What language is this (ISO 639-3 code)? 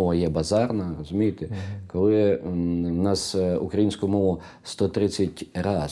ukr